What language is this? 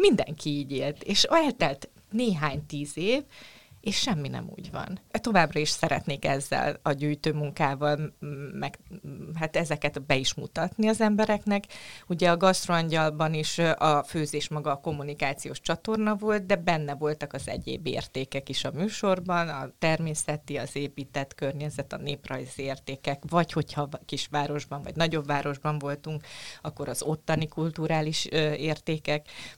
Hungarian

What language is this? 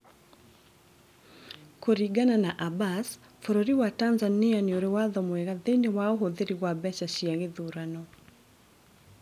Kikuyu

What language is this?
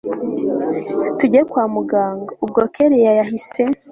Kinyarwanda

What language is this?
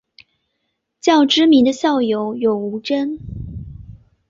Chinese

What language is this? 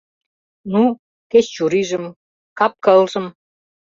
Mari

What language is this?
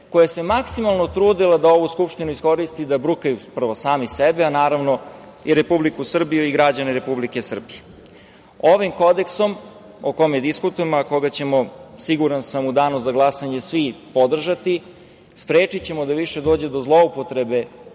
Serbian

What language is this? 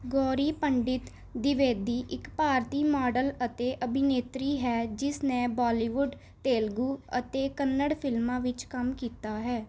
Punjabi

